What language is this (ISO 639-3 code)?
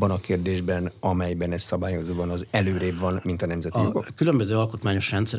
hun